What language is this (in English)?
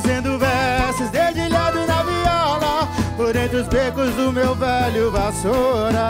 Portuguese